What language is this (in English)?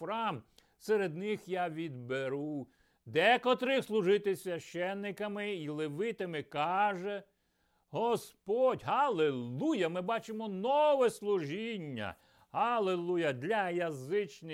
Ukrainian